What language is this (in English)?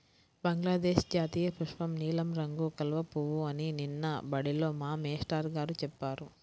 Telugu